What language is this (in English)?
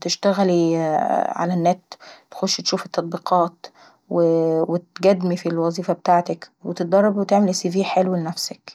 Saidi Arabic